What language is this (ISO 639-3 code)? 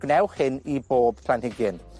cym